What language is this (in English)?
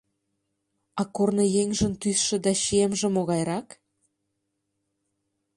Mari